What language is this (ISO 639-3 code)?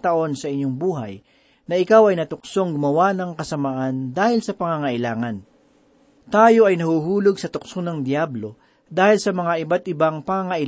fil